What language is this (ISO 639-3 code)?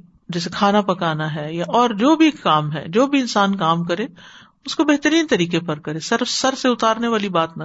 urd